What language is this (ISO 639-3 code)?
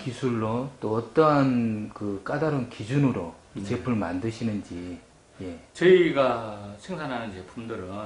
kor